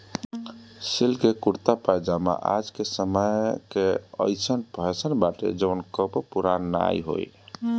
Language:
Bhojpuri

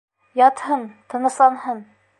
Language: Bashkir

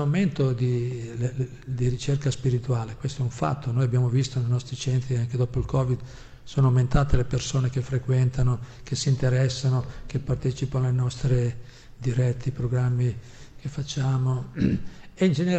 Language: Italian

